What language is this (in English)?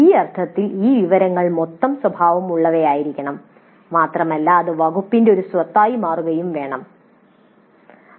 Malayalam